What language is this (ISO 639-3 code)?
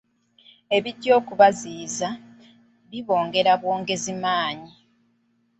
lug